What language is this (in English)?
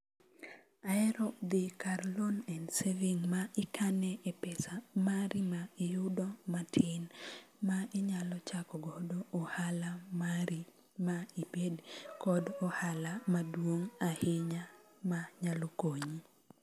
Luo (Kenya and Tanzania)